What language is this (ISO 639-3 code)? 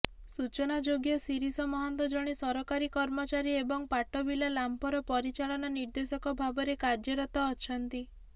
ori